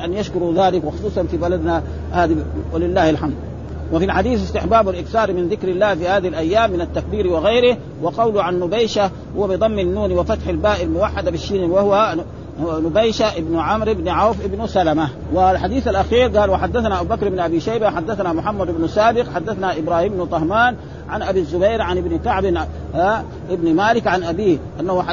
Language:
Arabic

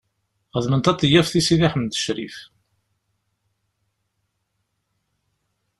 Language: Kabyle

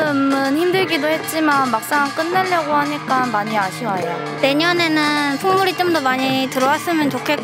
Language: Korean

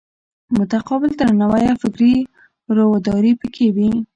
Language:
Pashto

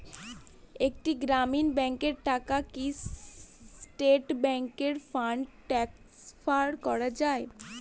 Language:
Bangla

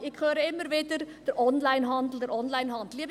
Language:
Swiss German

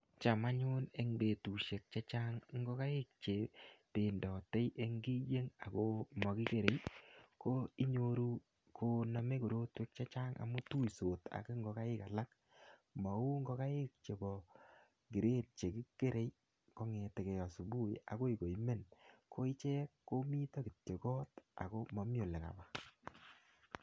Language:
Kalenjin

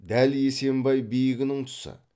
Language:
Kazakh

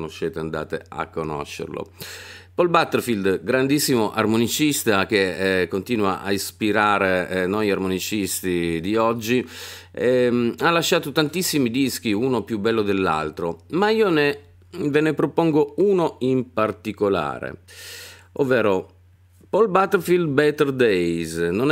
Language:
Italian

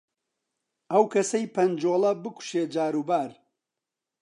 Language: Central Kurdish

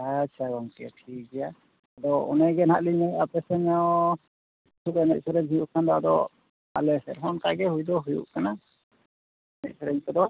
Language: Santali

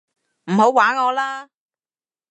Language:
Cantonese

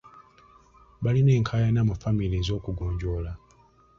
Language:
Ganda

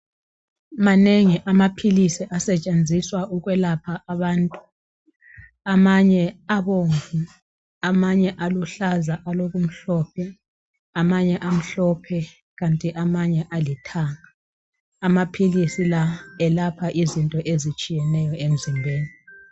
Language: North Ndebele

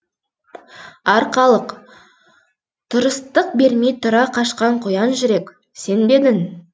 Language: Kazakh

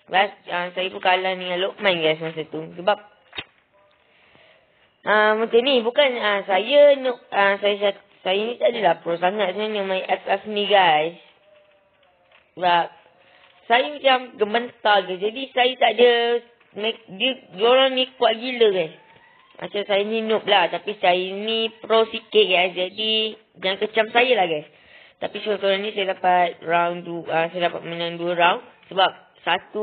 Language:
Malay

